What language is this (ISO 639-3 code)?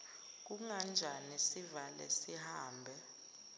zul